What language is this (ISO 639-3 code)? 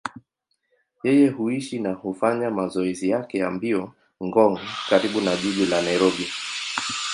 swa